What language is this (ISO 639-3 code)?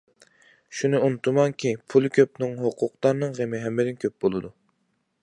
uig